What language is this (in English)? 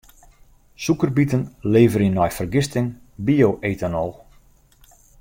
Western Frisian